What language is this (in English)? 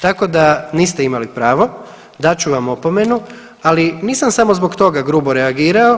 Croatian